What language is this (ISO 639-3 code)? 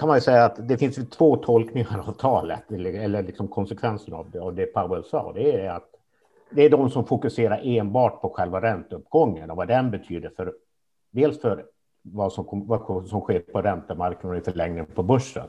swe